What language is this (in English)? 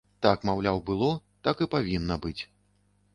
Belarusian